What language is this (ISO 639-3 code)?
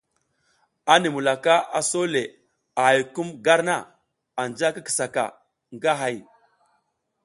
giz